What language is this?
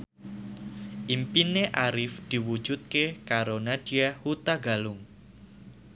Javanese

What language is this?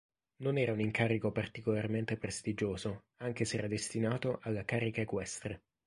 Italian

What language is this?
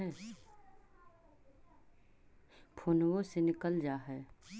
Magahi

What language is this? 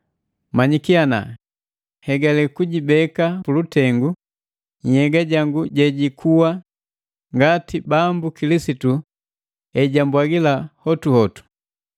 Matengo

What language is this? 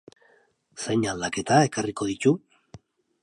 Basque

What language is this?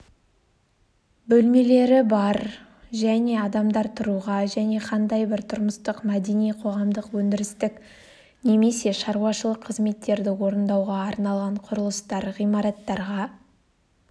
Kazakh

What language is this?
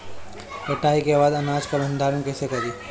Bhojpuri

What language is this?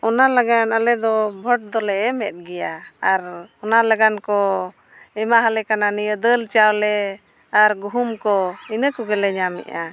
Santali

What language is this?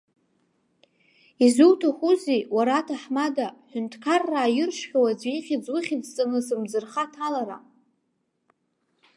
Abkhazian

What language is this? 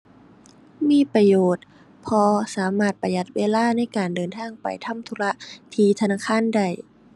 Thai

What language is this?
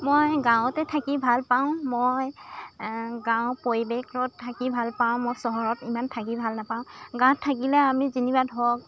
Assamese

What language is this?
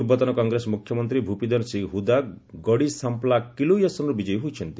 Odia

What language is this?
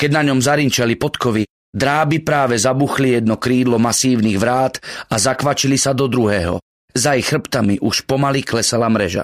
Slovak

